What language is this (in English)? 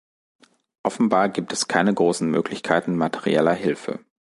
German